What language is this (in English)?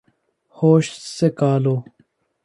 Urdu